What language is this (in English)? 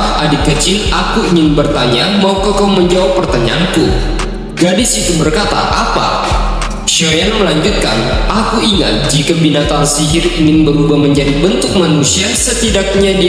Indonesian